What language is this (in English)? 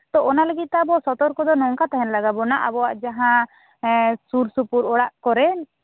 Santali